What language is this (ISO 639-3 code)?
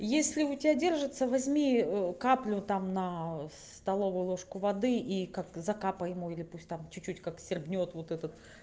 rus